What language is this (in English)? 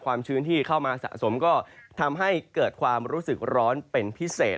Thai